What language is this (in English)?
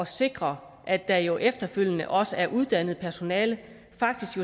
Danish